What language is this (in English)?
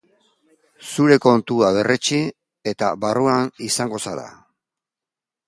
Basque